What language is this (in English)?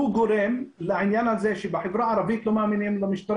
Hebrew